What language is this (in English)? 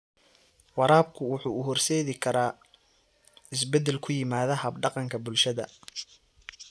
Somali